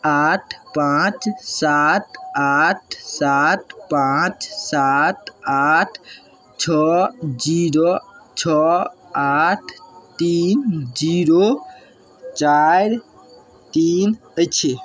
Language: Maithili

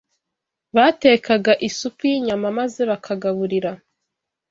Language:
Kinyarwanda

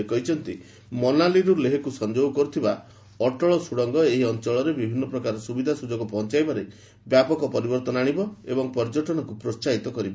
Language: Odia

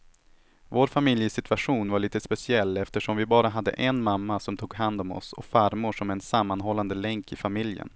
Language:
Swedish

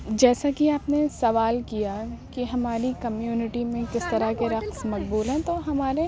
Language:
Urdu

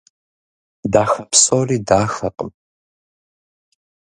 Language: Kabardian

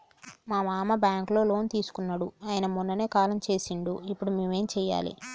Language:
Telugu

